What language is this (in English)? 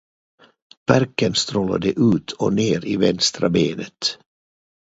Swedish